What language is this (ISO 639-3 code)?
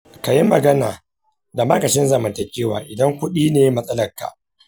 hau